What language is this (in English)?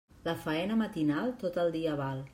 Catalan